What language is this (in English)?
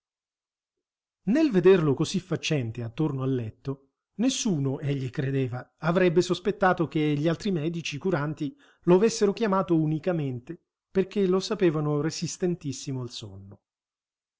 Italian